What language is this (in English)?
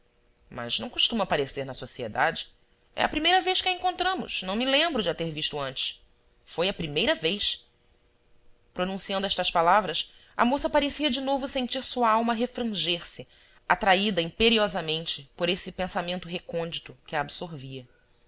Portuguese